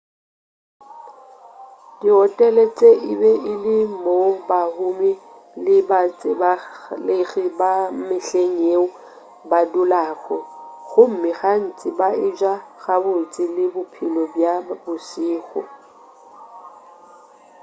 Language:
Northern Sotho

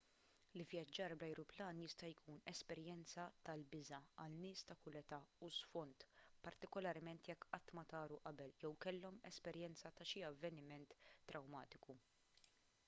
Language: Maltese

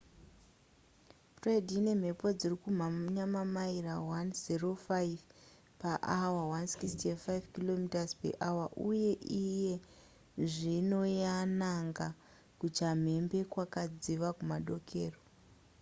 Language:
Shona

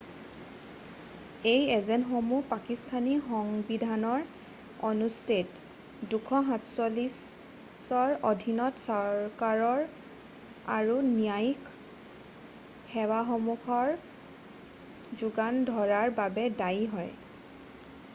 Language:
Assamese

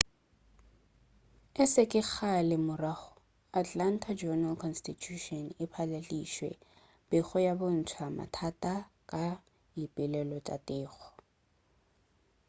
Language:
Northern Sotho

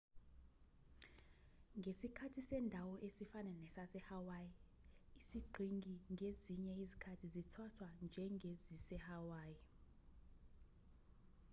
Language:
Zulu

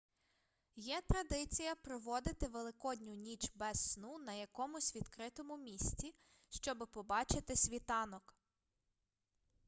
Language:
Ukrainian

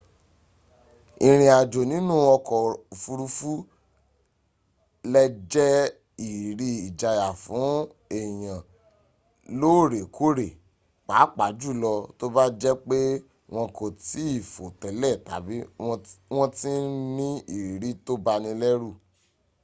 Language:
Yoruba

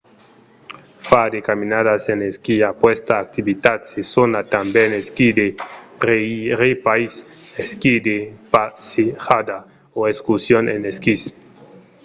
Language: Occitan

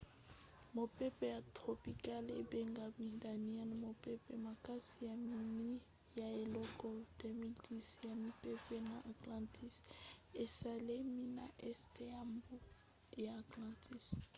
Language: Lingala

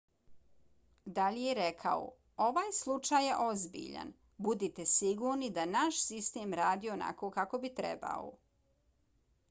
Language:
Bosnian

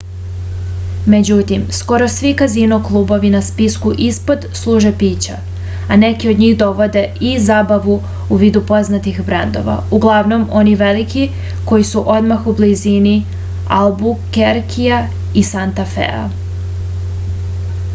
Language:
Serbian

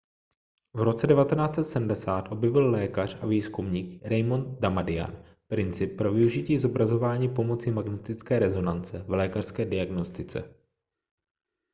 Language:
Czech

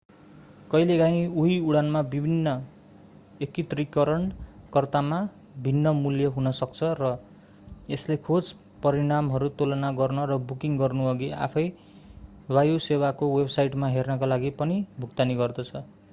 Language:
Nepali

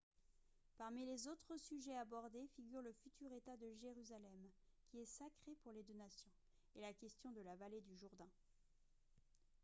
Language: French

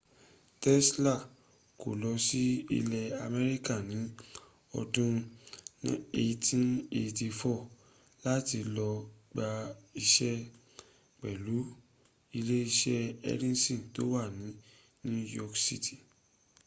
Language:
Yoruba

